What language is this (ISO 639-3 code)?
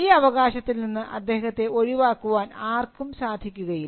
mal